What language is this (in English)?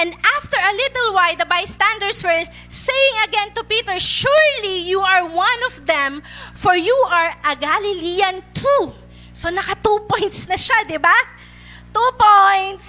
Filipino